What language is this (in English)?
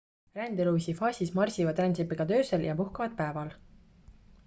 Estonian